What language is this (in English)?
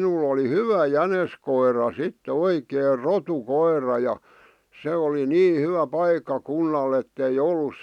Finnish